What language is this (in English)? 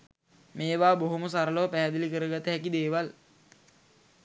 Sinhala